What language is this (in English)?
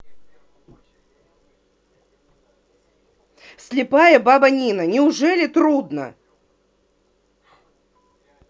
Russian